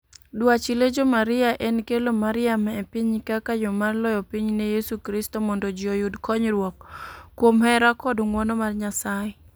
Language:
Luo (Kenya and Tanzania)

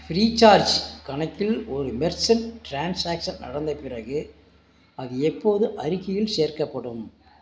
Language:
Tamil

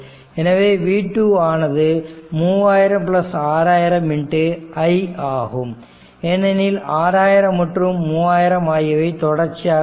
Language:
Tamil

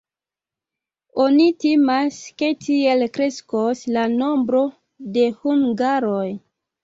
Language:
Esperanto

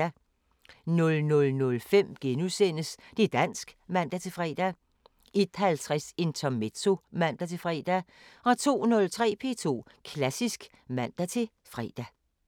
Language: Danish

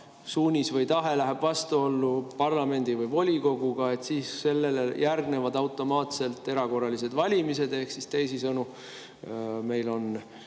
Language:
Estonian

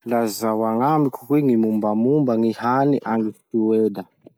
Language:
Masikoro Malagasy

